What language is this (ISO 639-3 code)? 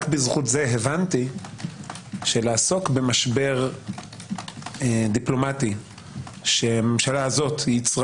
heb